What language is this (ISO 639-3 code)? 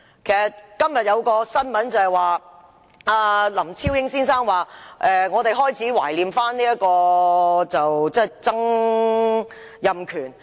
yue